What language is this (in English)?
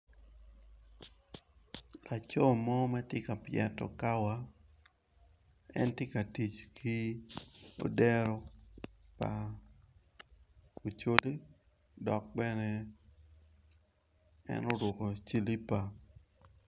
Acoli